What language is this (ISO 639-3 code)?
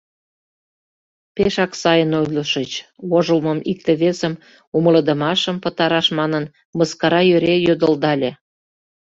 chm